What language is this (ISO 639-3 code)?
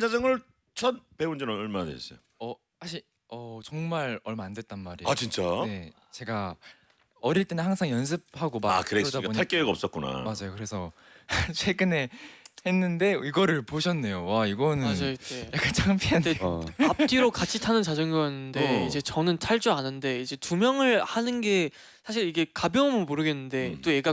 kor